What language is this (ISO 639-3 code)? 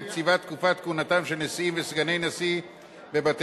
heb